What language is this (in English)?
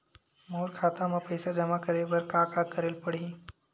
Chhattisgarhi